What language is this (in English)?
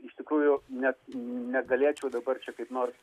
Lithuanian